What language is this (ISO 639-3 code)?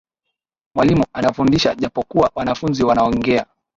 swa